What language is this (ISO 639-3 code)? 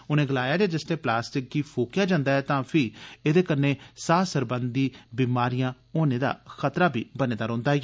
doi